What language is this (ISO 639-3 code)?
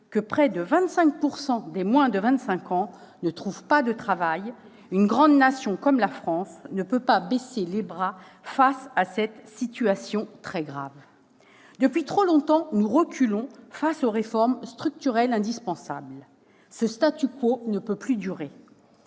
fra